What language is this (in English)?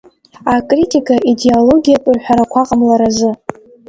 Abkhazian